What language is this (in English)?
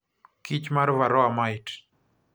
Luo (Kenya and Tanzania)